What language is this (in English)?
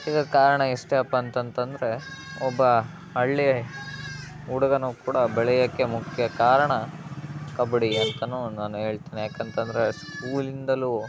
Kannada